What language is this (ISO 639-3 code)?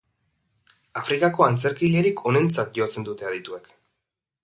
eus